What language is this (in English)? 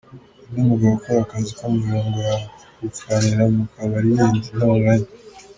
Kinyarwanda